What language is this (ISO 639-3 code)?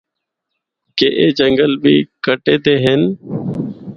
hno